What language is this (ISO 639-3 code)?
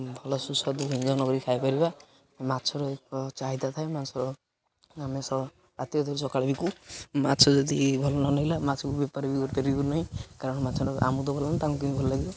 ori